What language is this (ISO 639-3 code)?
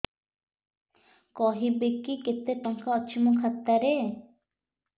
ori